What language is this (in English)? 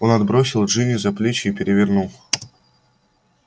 Russian